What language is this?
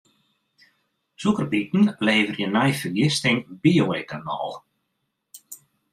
Western Frisian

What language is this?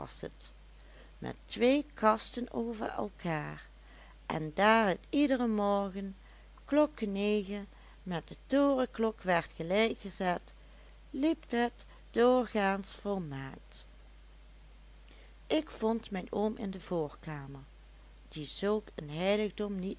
Dutch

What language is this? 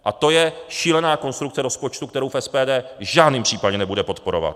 Czech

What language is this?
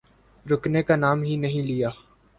Urdu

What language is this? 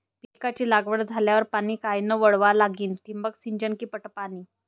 Marathi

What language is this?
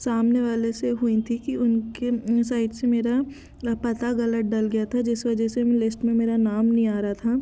Hindi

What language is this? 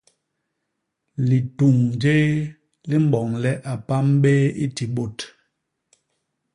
Basaa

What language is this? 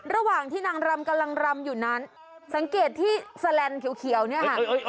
Thai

